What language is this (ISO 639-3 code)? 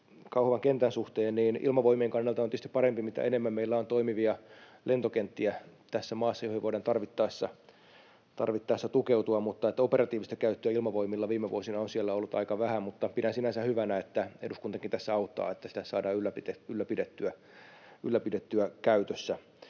fin